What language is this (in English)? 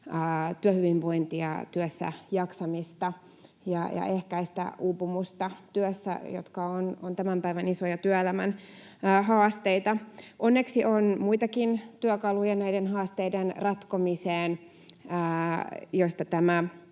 Finnish